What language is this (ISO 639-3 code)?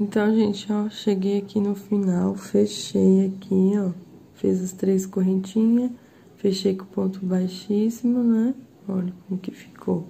por